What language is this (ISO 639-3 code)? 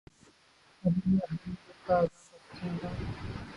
urd